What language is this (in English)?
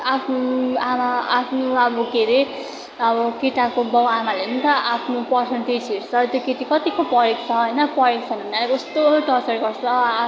Nepali